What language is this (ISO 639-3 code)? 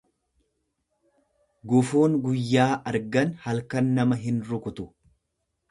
orm